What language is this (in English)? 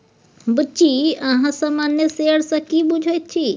Maithili